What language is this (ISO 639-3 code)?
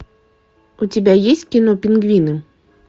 rus